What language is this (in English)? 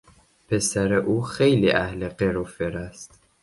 Persian